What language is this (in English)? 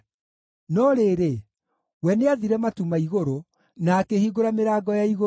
Kikuyu